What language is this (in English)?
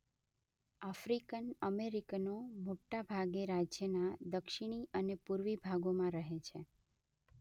Gujarati